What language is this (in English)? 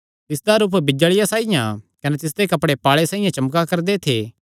Kangri